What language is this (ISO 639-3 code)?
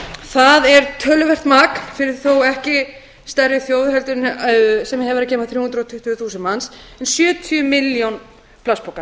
isl